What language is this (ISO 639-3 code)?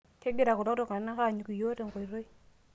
mas